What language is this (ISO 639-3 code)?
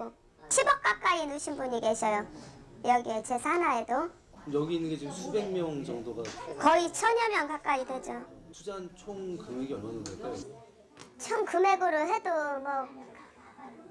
kor